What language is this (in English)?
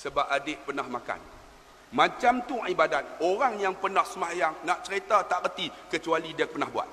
Malay